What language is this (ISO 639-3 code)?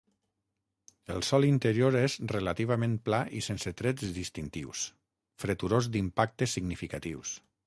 cat